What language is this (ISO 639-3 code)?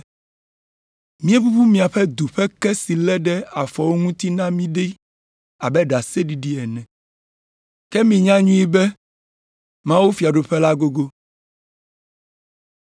ewe